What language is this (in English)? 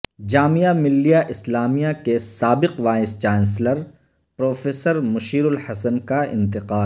Urdu